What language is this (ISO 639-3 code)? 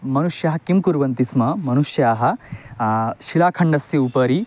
san